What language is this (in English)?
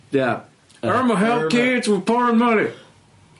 Welsh